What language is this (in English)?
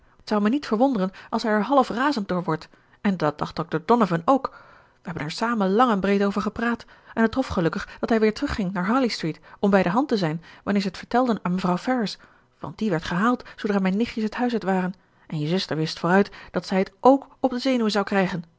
Dutch